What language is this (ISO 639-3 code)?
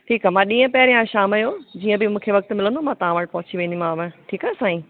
snd